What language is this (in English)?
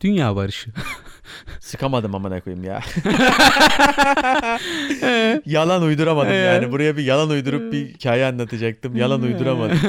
Turkish